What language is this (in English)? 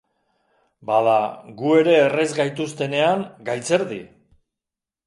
Basque